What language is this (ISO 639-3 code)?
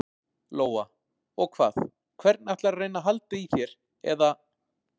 isl